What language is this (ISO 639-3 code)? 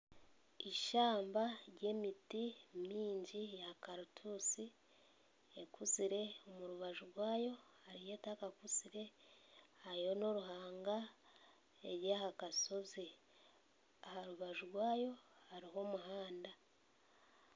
nyn